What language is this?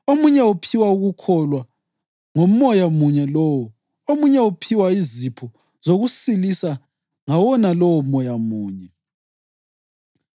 North Ndebele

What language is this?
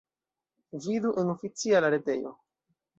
Esperanto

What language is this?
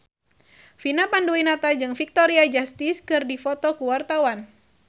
Sundanese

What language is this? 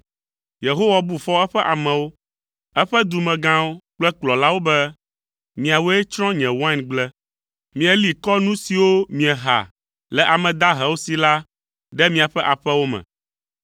Ewe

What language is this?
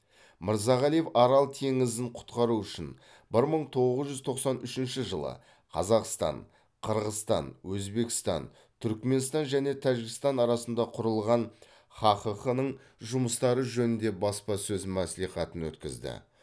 Kazakh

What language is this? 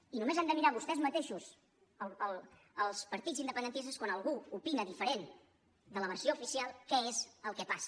Catalan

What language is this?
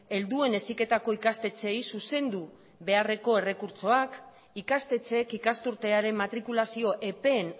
Basque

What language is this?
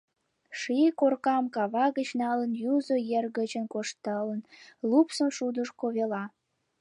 Mari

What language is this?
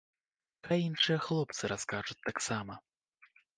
Belarusian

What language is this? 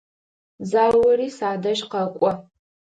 Adyghe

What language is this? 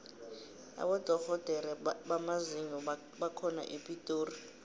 South Ndebele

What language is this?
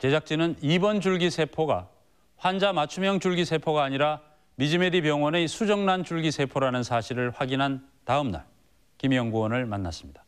Korean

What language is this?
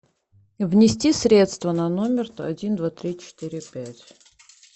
Russian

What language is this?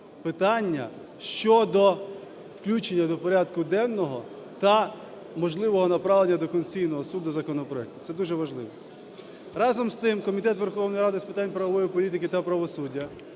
Ukrainian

